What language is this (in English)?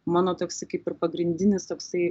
Lithuanian